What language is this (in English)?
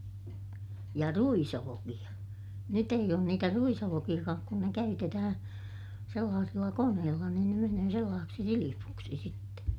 Finnish